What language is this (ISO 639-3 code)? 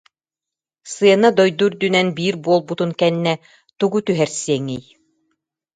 sah